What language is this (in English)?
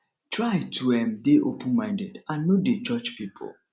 Nigerian Pidgin